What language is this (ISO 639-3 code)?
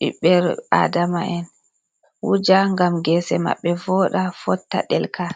ful